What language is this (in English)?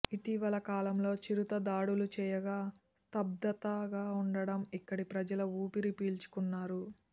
Telugu